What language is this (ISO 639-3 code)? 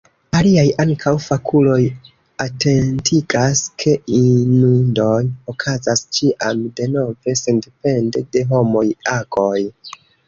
epo